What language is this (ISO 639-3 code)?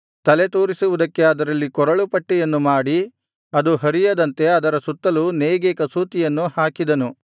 kan